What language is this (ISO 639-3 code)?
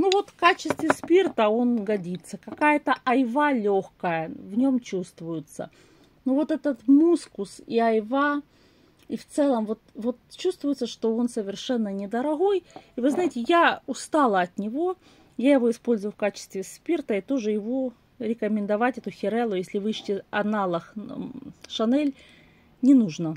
rus